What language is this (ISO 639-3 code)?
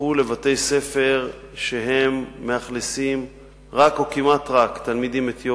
heb